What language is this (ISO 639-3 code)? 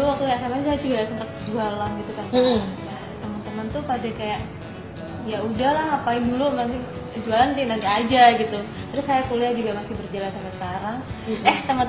ind